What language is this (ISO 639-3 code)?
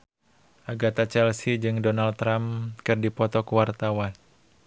sun